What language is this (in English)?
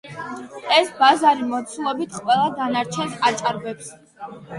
Georgian